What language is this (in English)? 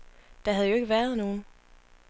Danish